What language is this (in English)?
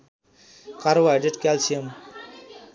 Nepali